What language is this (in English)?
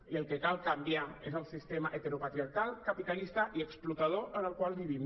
Catalan